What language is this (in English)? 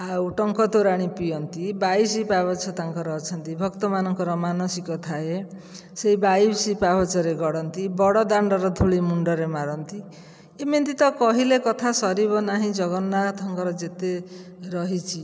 Odia